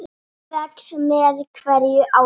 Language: Icelandic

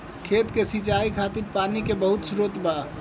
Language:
Bhojpuri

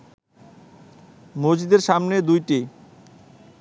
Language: Bangla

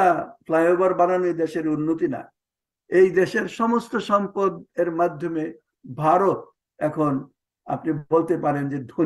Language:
Arabic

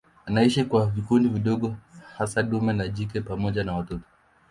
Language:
Swahili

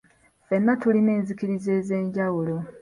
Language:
Ganda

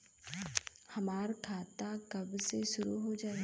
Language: Bhojpuri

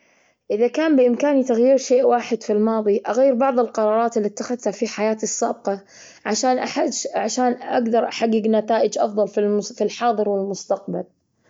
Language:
Gulf Arabic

